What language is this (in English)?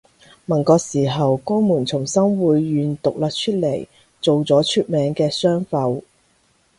Cantonese